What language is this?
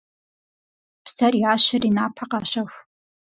Kabardian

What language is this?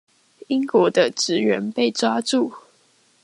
Chinese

